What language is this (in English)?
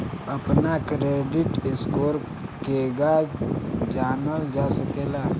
Bhojpuri